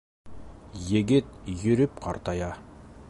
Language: Bashkir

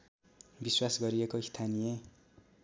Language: Nepali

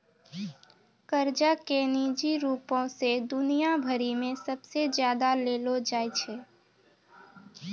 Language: Maithili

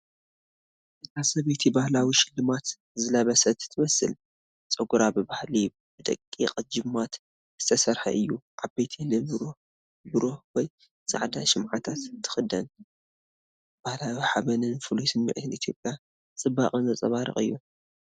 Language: Tigrinya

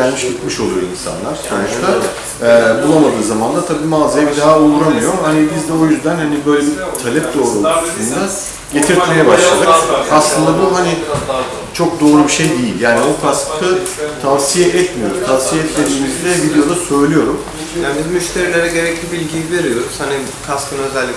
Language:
Turkish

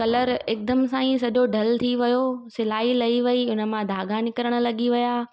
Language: Sindhi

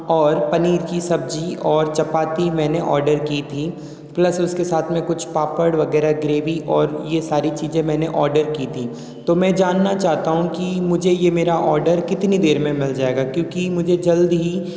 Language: Hindi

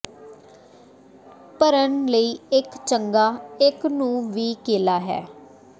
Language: Punjabi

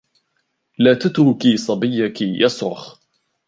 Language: Arabic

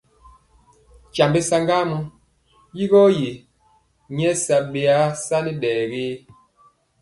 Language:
Mpiemo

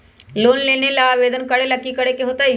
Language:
Magahi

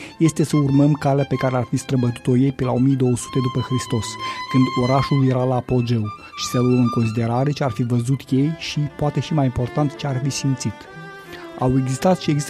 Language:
Romanian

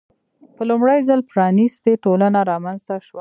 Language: Pashto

